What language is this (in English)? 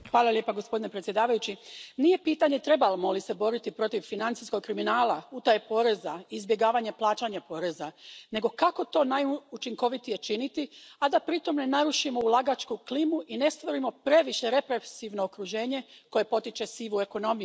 Croatian